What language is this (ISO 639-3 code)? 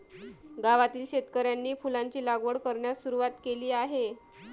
mar